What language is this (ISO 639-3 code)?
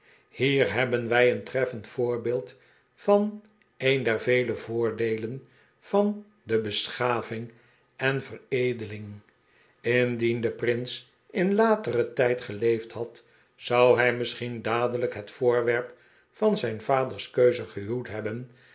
nld